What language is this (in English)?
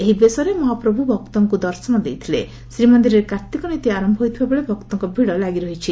Odia